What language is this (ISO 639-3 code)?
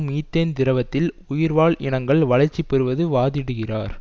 tam